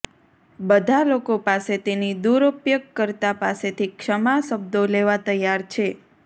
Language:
Gujarati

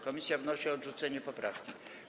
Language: Polish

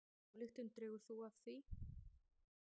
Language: Icelandic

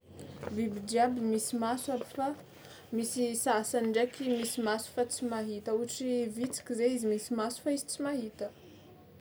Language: Tsimihety Malagasy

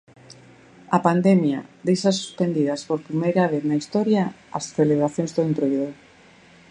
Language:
Galician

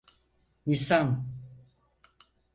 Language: Turkish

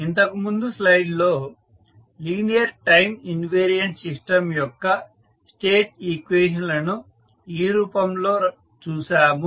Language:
Telugu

